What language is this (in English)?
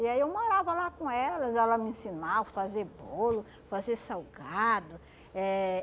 Portuguese